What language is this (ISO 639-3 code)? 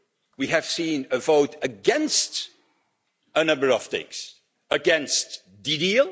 eng